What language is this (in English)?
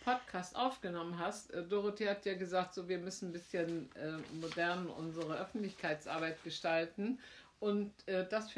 German